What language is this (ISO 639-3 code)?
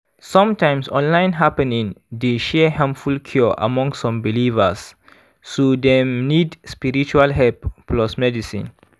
pcm